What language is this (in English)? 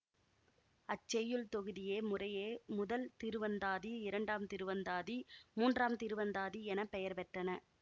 Tamil